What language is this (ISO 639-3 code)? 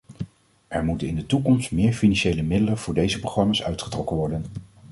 nld